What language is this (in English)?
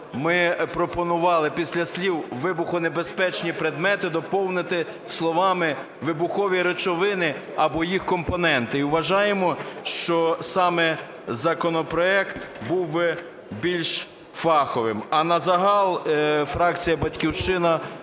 Ukrainian